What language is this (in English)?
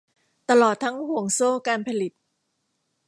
Thai